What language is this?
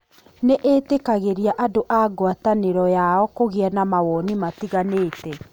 Kikuyu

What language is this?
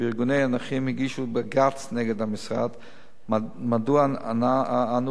Hebrew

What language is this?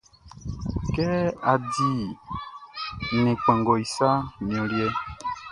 Baoulé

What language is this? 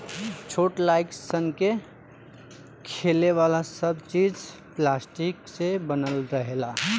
Bhojpuri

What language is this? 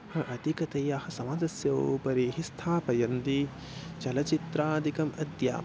Sanskrit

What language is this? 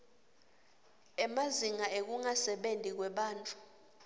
Swati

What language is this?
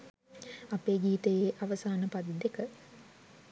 Sinhala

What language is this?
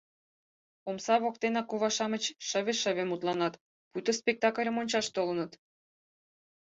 Mari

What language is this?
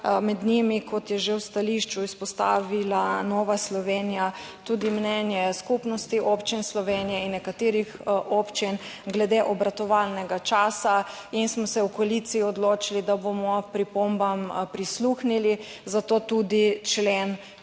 Slovenian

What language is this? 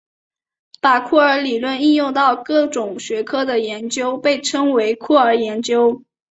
Chinese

